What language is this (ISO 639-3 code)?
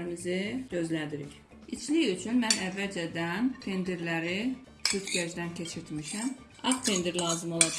tur